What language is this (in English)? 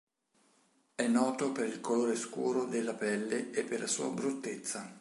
Italian